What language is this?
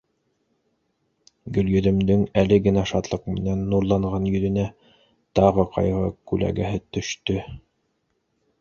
Bashkir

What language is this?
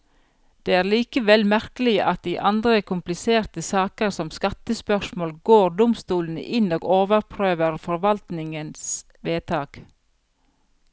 Norwegian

